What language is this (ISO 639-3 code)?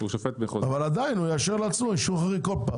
heb